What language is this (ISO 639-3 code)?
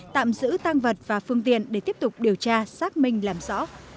vie